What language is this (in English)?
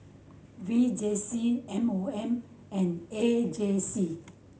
English